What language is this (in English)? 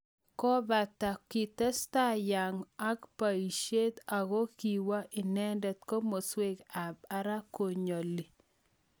Kalenjin